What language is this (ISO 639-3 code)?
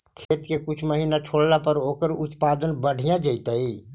mag